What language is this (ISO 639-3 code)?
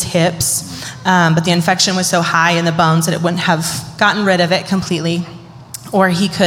eng